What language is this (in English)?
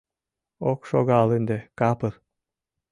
Mari